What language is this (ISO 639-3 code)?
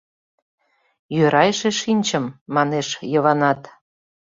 chm